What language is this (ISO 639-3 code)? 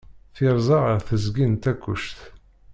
kab